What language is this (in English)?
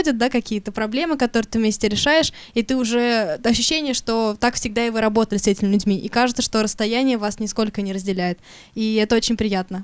Russian